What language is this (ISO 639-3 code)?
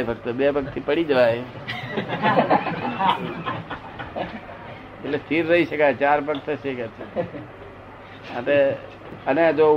guj